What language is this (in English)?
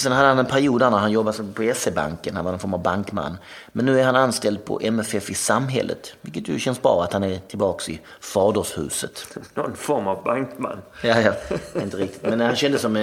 Swedish